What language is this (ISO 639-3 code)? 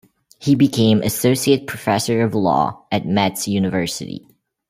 eng